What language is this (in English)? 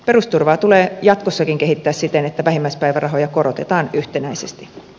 Finnish